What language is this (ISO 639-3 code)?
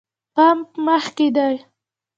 pus